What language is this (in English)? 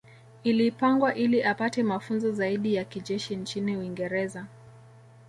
Swahili